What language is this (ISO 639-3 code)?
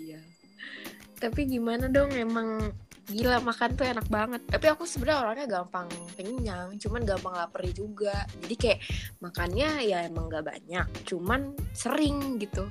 ind